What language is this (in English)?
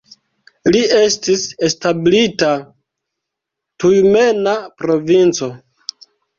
Esperanto